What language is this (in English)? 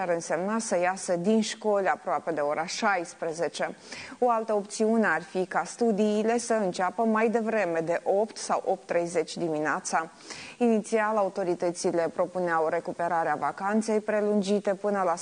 Romanian